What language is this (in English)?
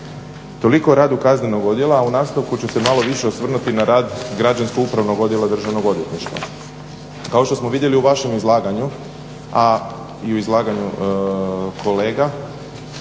Croatian